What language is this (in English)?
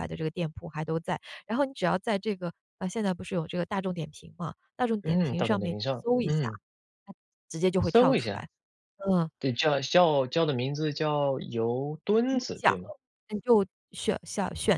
Chinese